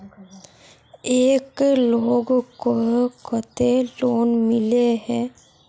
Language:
Magahi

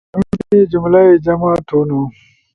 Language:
Ushojo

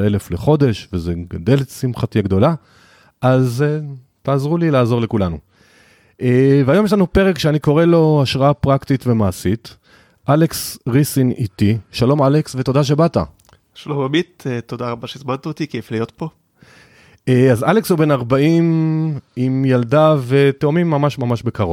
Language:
Hebrew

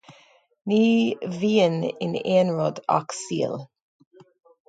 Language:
Irish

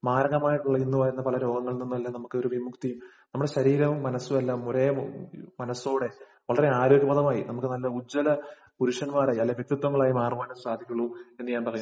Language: Malayalam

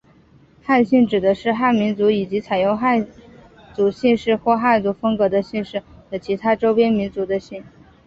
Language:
Chinese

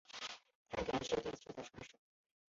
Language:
Chinese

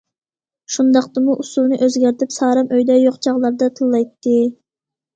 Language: Uyghur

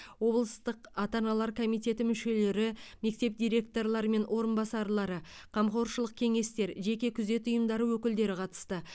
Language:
Kazakh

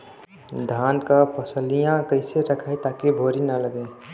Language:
Bhojpuri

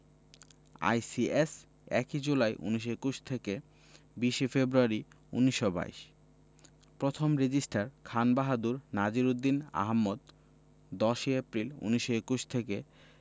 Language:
Bangla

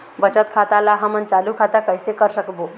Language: Chhattisgarhi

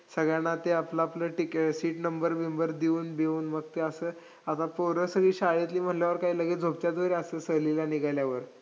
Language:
Marathi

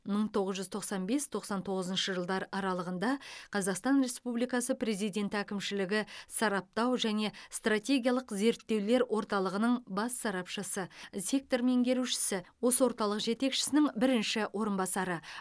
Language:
Kazakh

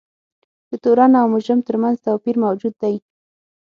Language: Pashto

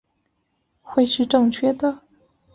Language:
Chinese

